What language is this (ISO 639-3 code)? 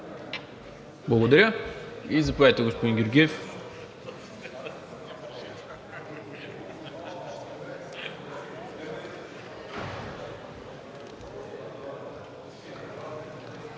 bul